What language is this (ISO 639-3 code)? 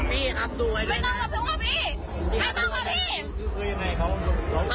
tha